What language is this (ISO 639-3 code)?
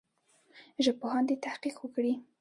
pus